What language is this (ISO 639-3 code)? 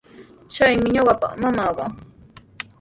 qws